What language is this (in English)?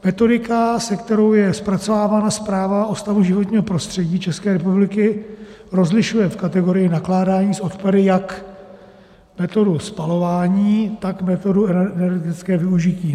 Czech